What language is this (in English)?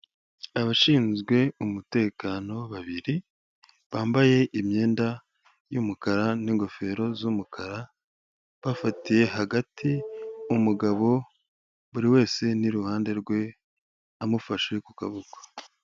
Kinyarwanda